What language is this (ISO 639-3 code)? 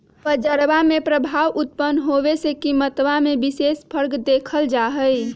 mag